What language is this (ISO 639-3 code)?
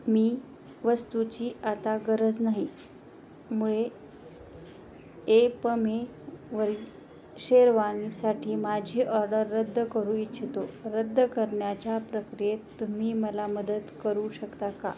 mar